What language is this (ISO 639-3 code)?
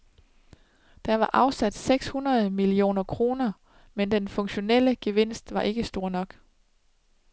dan